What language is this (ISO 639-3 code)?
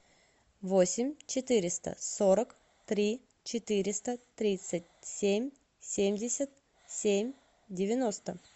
rus